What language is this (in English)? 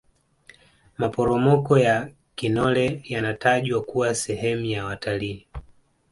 Swahili